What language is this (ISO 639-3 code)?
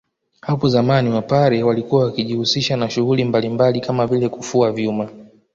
swa